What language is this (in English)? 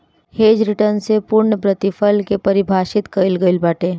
Bhojpuri